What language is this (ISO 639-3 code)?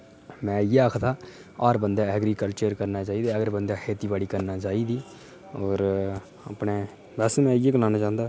doi